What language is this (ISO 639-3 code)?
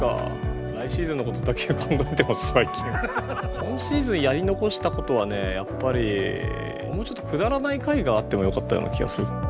jpn